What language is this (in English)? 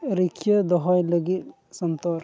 Santali